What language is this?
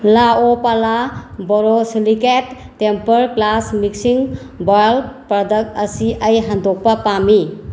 Manipuri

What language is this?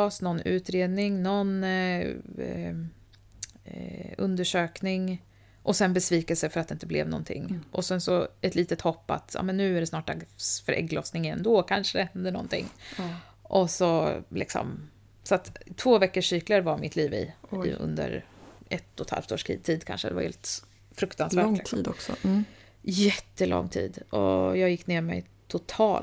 Swedish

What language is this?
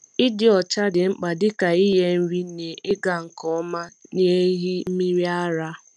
Igbo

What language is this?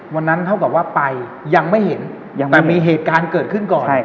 Thai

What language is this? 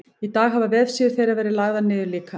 Icelandic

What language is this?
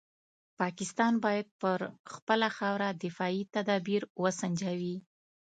Pashto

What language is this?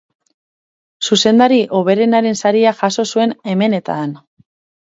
Basque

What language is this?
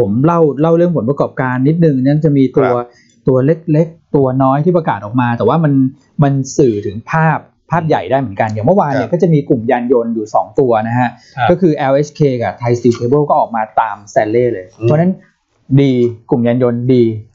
Thai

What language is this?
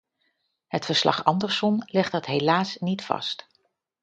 Dutch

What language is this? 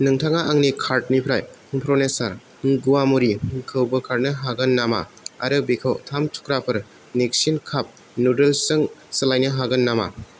Bodo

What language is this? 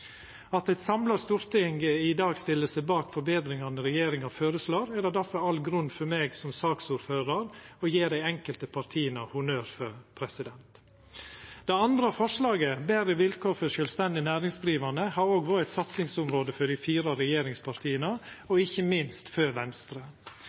Norwegian Nynorsk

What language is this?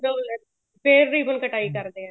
Punjabi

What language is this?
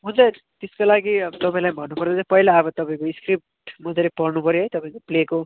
Nepali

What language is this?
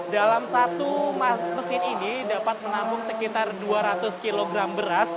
Indonesian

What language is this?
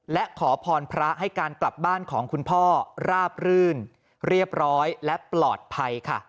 Thai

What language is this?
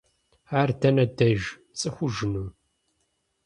Kabardian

